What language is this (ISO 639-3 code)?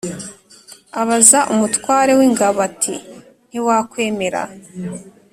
kin